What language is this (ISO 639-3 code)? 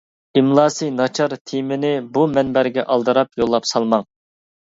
uig